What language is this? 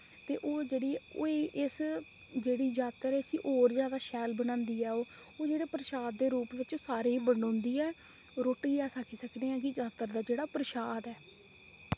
Dogri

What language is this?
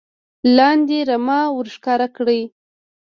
Pashto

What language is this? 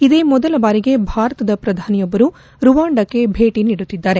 Kannada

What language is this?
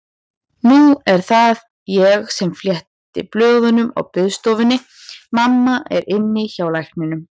Icelandic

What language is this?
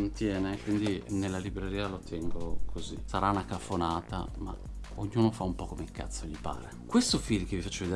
Italian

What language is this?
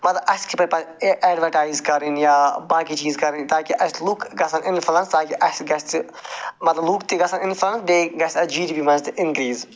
Kashmiri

